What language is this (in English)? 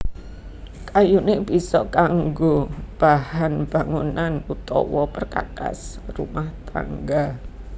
Javanese